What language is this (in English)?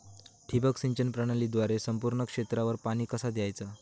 Marathi